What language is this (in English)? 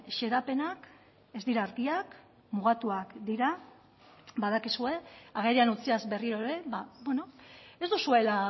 Basque